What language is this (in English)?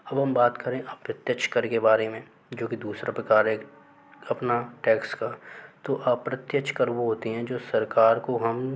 Hindi